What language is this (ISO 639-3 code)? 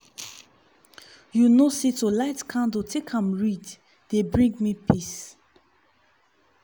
pcm